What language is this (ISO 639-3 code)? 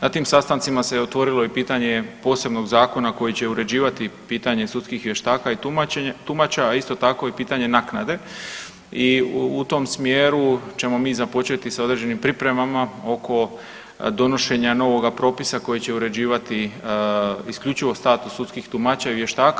hrv